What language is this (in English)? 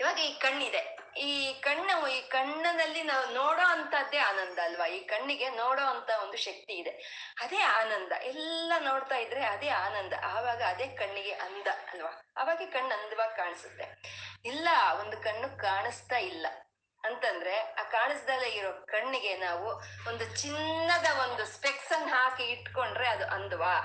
Kannada